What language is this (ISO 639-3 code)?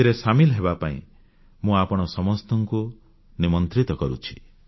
ori